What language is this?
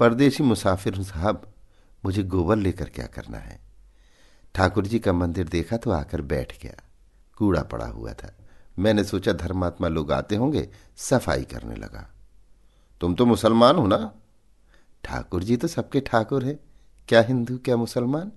Hindi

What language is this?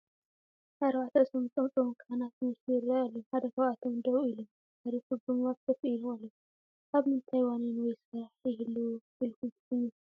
Tigrinya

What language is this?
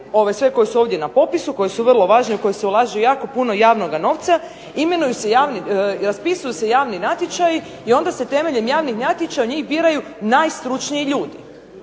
Croatian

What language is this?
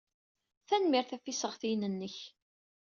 Kabyle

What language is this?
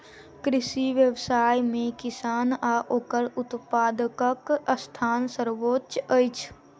Maithili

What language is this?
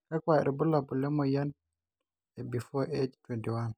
Masai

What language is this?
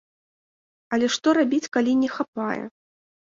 Belarusian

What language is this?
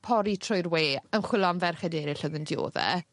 Welsh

